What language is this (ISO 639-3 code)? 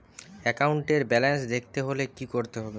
ben